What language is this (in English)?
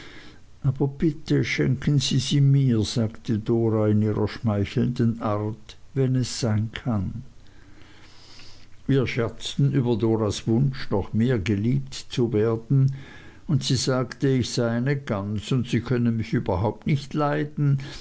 German